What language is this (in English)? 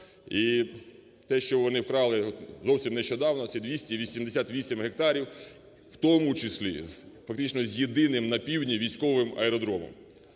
Ukrainian